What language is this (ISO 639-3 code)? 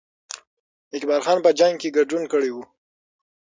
pus